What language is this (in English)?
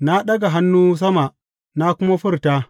Hausa